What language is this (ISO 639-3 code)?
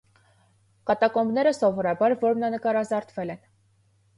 hye